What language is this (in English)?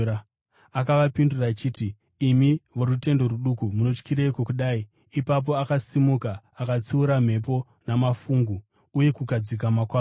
Shona